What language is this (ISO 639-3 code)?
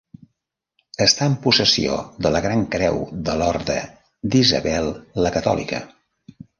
cat